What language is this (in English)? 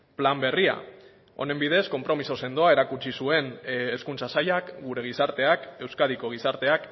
Basque